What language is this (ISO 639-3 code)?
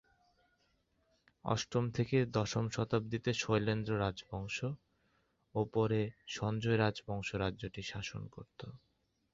ben